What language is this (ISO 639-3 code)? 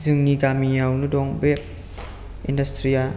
brx